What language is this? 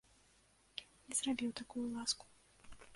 Belarusian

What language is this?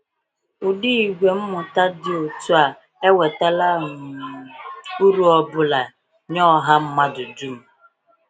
Igbo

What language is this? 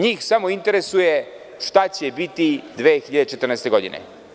Serbian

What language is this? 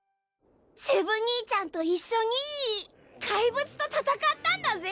Japanese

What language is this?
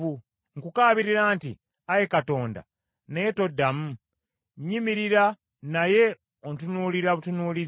Ganda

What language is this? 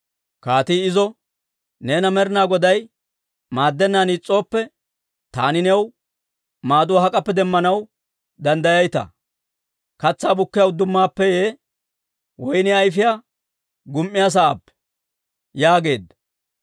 Dawro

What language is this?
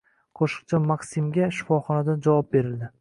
Uzbek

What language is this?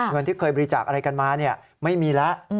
Thai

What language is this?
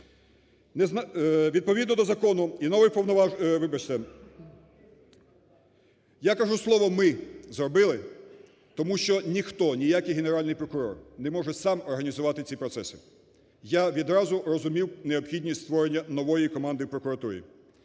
Ukrainian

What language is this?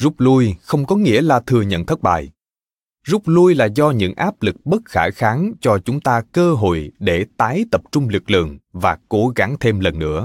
Vietnamese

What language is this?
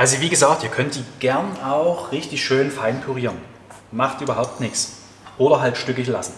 German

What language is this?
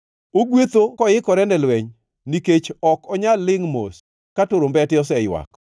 Luo (Kenya and Tanzania)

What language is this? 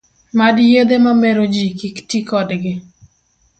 Luo (Kenya and Tanzania)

